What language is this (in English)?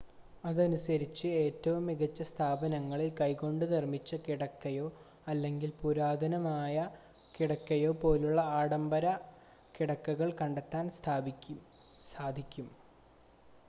Malayalam